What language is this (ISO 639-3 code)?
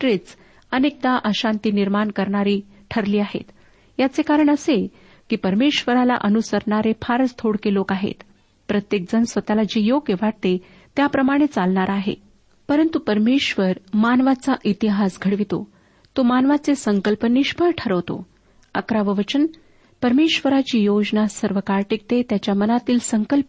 mar